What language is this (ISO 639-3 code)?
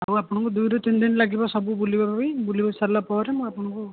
ori